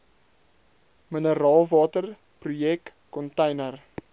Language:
Afrikaans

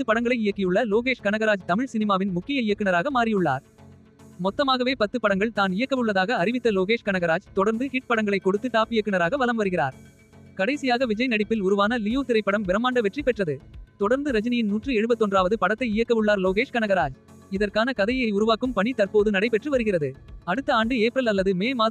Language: Tamil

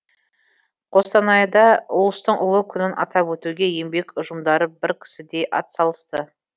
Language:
Kazakh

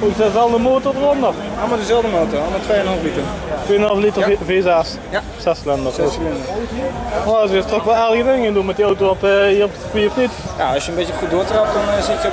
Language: Dutch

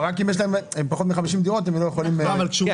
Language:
Hebrew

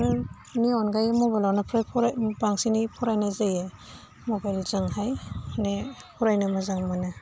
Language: Bodo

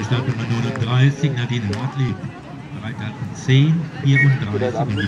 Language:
German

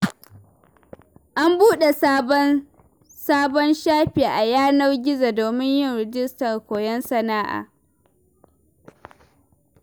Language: Hausa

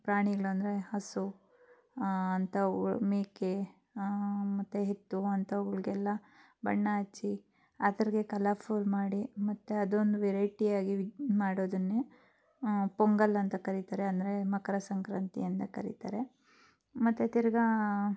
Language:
Kannada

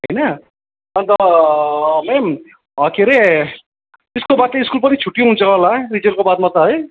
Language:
Nepali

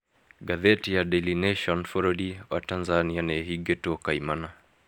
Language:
Kikuyu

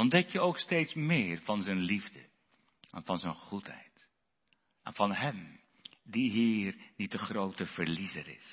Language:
Dutch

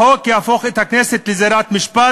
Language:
Hebrew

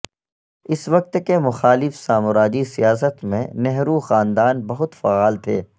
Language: Urdu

